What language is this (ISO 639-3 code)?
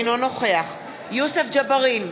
heb